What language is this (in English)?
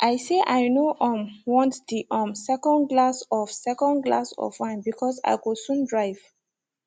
Nigerian Pidgin